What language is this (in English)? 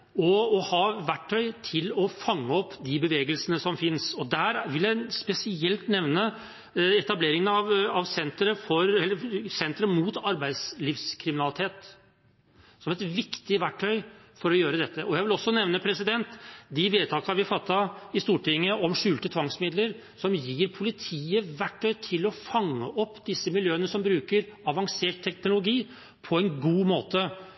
Norwegian Bokmål